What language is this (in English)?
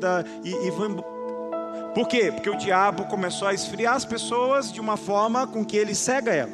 Portuguese